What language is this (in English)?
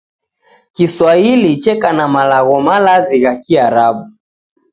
Taita